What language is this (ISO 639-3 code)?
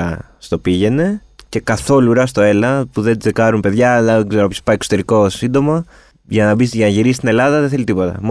ell